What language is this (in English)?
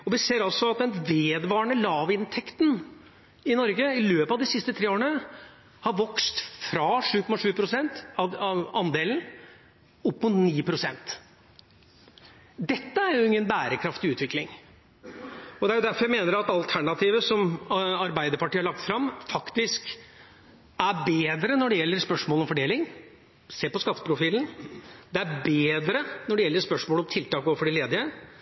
Norwegian Bokmål